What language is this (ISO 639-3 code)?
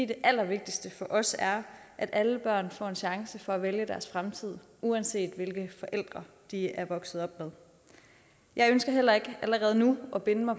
dan